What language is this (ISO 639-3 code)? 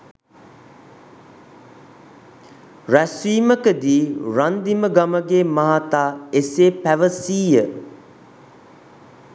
sin